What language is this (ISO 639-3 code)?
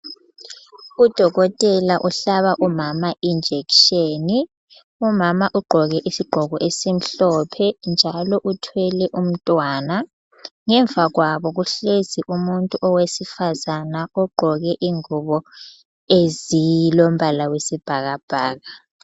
nde